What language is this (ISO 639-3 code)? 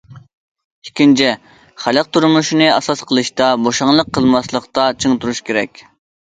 uig